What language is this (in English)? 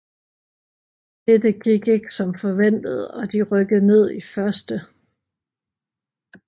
Danish